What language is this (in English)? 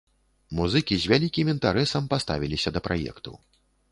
Belarusian